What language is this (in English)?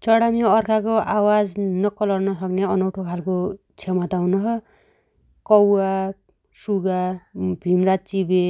Dotyali